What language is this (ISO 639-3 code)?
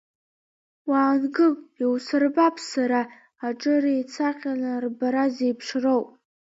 abk